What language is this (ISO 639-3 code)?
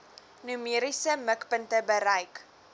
afr